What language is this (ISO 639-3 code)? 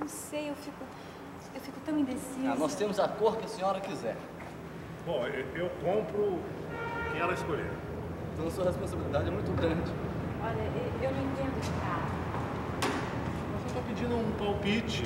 por